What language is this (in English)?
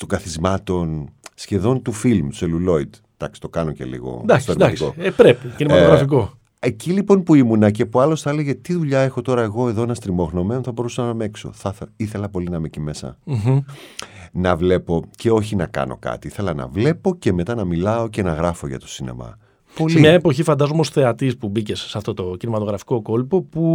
Greek